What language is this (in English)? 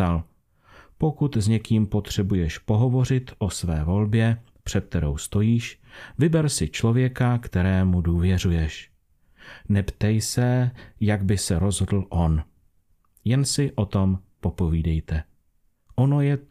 Czech